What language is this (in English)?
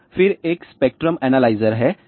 Hindi